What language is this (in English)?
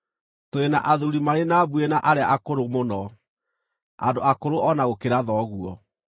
Kikuyu